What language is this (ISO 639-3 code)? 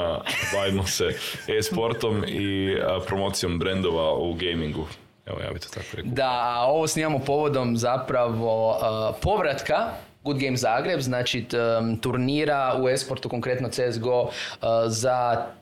hrv